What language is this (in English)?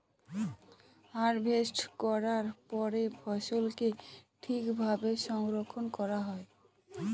Bangla